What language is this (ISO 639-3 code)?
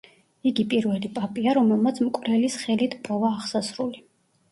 kat